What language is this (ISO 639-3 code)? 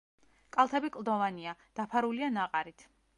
kat